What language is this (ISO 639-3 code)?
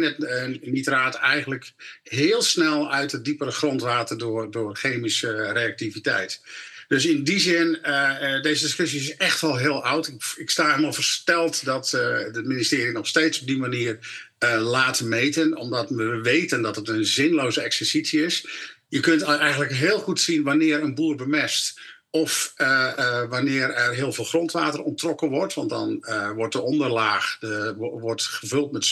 nld